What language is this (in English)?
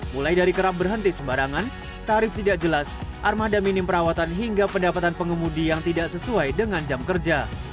Indonesian